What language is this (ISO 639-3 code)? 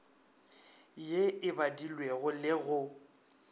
nso